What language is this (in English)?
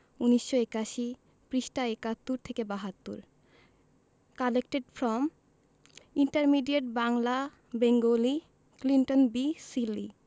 Bangla